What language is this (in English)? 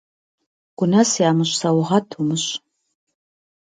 Kabardian